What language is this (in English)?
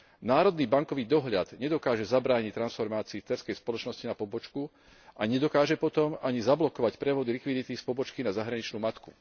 Slovak